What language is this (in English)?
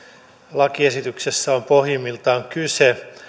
Finnish